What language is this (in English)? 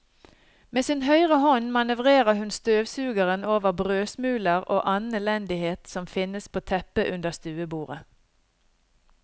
Norwegian